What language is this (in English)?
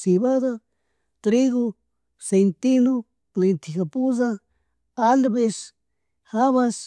Chimborazo Highland Quichua